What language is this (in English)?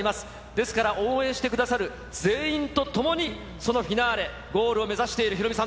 Japanese